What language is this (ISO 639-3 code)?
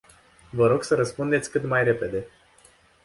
ron